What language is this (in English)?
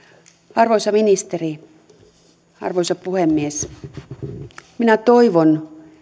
Finnish